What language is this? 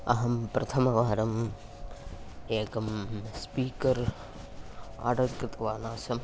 Sanskrit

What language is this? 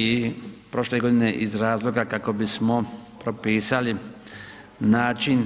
Croatian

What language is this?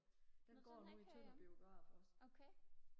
Danish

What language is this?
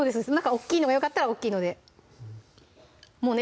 Japanese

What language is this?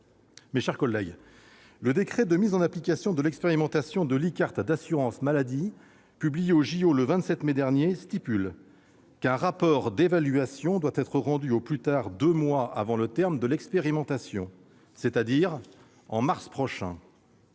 French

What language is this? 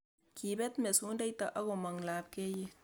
Kalenjin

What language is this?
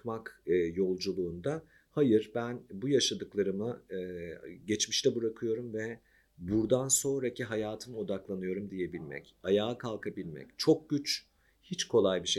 Turkish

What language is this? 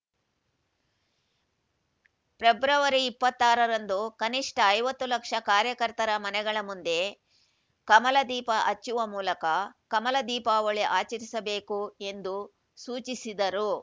Kannada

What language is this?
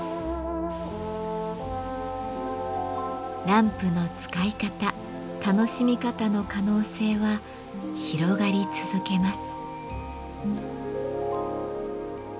Japanese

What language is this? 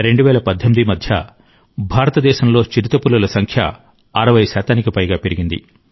Telugu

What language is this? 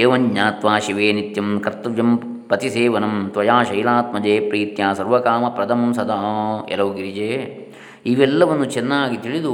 Kannada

